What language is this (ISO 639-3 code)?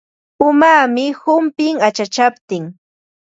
qva